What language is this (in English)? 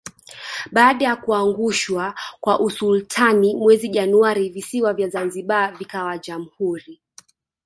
Swahili